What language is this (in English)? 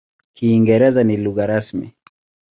Swahili